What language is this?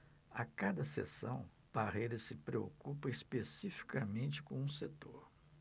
Portuguese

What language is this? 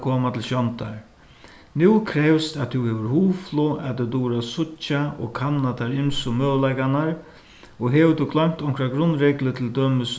Faroese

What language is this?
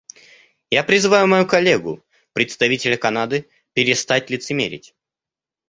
Russian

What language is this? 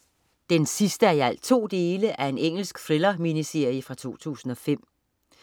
Danish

